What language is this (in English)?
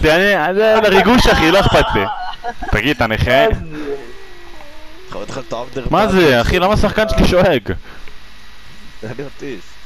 Hebrew